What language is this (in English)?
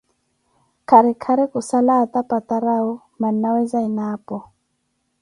Koti